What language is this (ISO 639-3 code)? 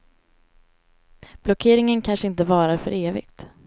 swe